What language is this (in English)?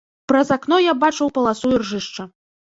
Belarusian